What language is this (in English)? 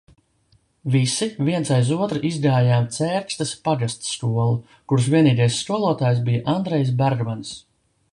Latvian